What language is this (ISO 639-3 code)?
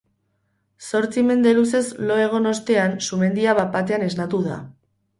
eus